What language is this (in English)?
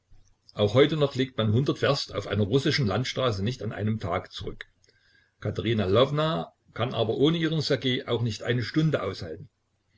German